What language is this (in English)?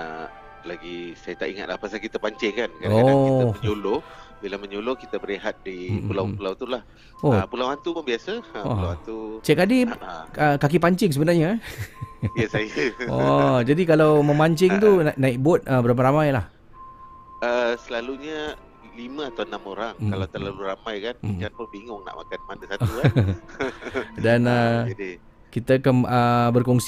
Malay